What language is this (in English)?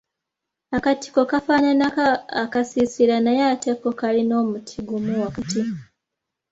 Ganda